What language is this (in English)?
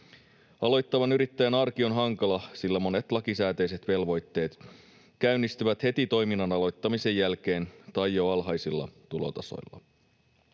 Finnish